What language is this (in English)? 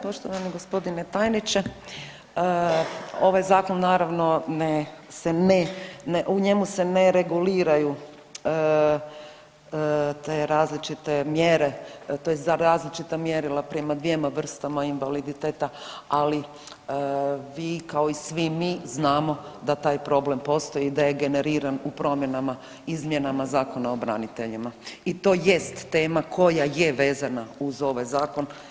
Croatian